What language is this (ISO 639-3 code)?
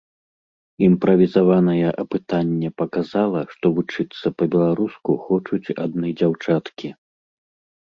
bel